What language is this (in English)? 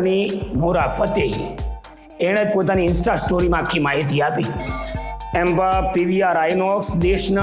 Gujarati